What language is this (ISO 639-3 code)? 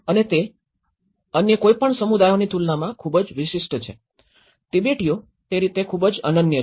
guj